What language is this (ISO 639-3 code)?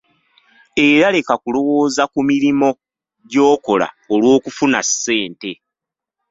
lug